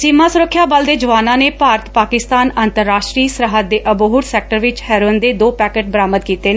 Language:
Punjabi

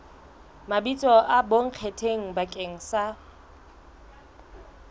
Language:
Southern Sotho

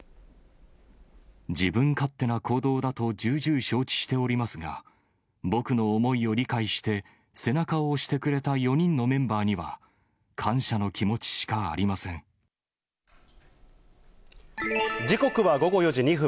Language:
Japanese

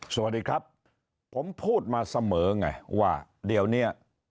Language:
Thai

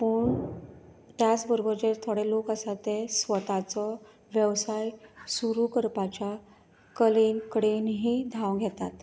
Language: Konkani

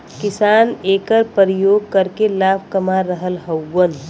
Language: Bhojpuri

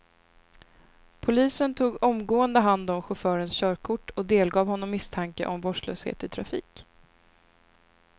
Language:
Swedish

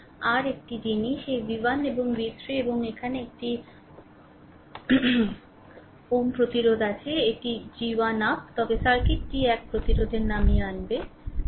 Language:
Bangla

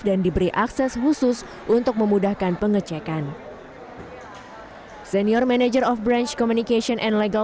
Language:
Indonesian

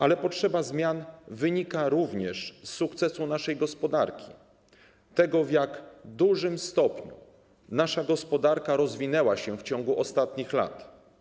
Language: Polish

